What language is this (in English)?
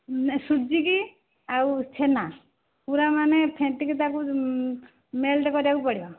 Odia